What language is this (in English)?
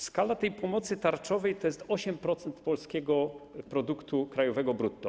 Polish